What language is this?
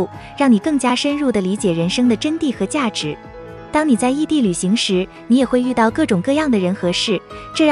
Chinese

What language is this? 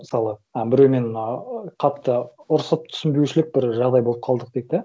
Kazakh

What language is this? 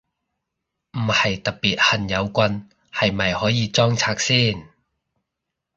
Cantonese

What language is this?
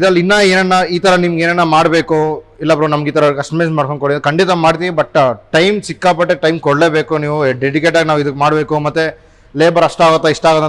Kannada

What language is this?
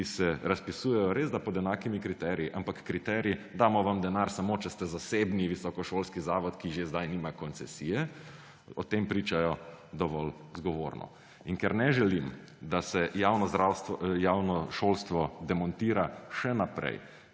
Slovenian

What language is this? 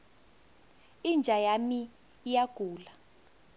South Ndebele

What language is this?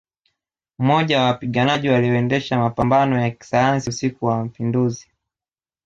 Swahili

